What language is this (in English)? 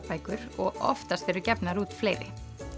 Icelandic